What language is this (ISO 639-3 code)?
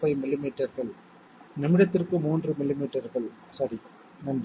tam